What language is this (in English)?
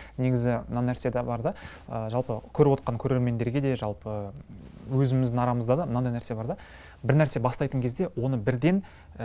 Turkish